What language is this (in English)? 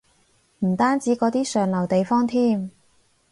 Cantonese